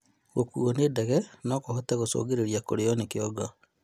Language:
Kikuyu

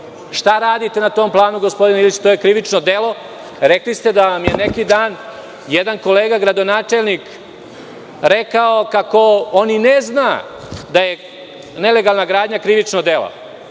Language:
Serbian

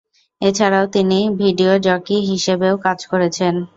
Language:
Bangla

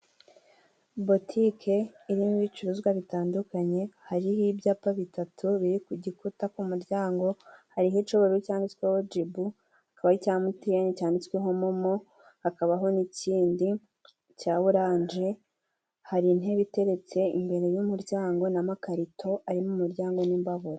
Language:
Kinyarwanda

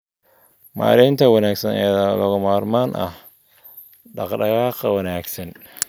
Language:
Somali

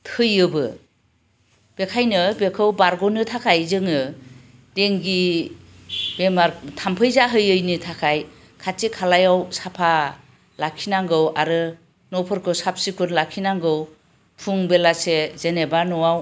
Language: Bodo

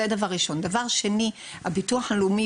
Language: Hebrew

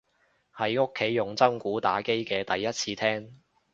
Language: Cantonese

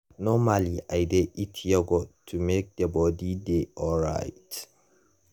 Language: Nigerian Pidgin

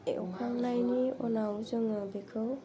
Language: Bodo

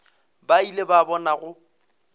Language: Northern Sotho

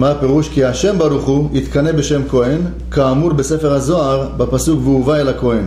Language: Hebrew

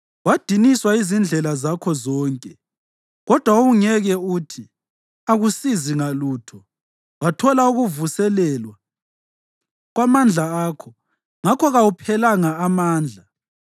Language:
North Ndebele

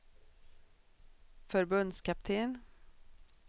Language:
Swedish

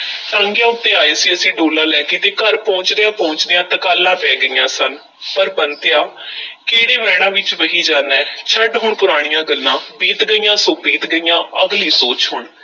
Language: Punjabi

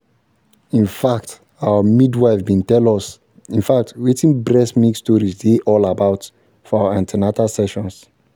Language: Nigerian Pidgin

